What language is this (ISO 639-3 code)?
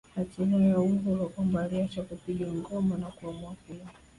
swa